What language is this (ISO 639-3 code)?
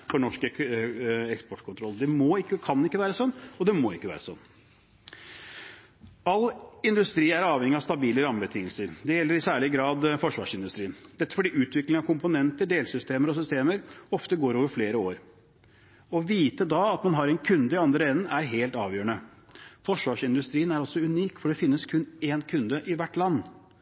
nob